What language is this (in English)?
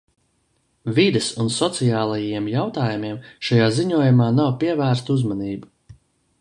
Latvian